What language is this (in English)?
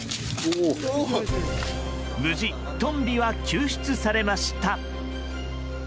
Japanese